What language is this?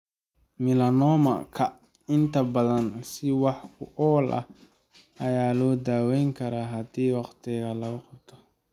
Somali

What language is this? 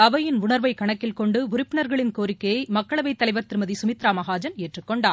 Tamil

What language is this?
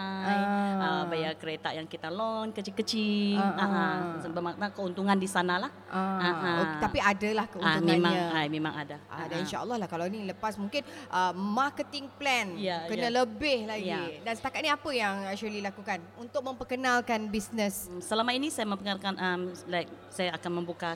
Malay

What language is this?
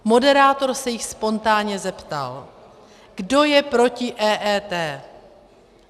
Czech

